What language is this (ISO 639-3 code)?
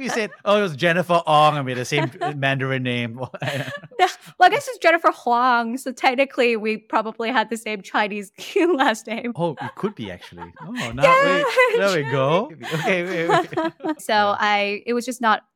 eng